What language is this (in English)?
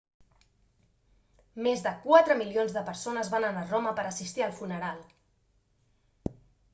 Catalan